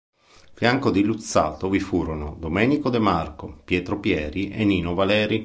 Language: Italian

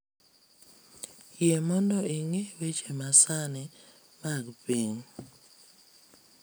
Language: Luo (Kenya and Tanzania)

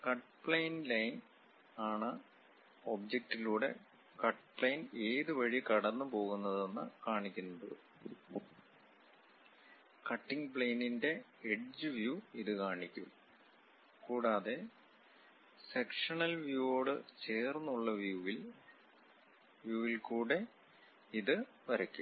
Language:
Malayalam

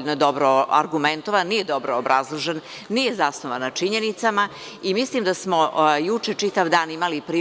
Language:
Serbian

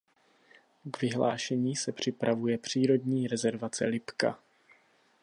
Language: Czech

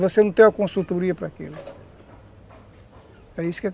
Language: Portuguese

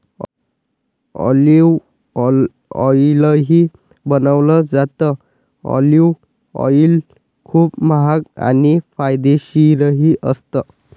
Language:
Marathi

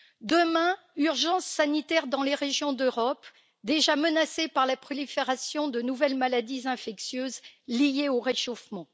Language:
French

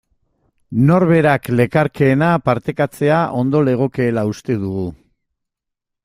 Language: Basque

